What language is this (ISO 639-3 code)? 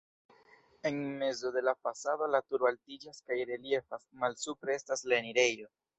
epo